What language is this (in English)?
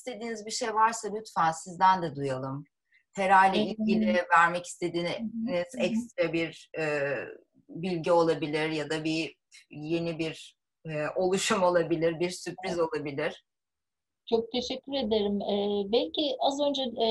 Turkish